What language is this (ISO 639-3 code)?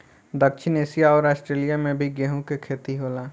bho